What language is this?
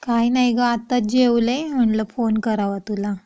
Marathi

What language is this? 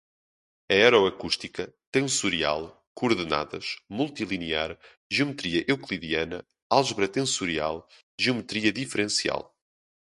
Portuguese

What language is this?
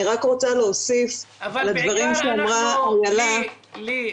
Hebrew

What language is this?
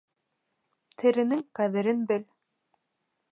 Bashkir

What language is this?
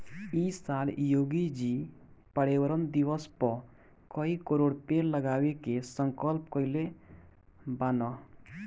Bhojpuri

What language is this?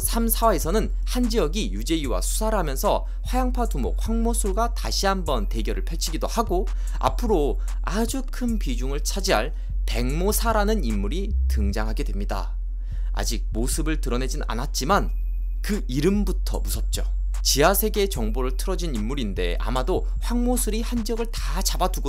Korean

